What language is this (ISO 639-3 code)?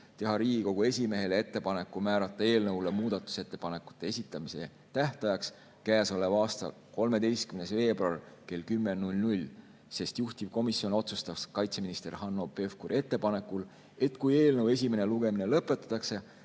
est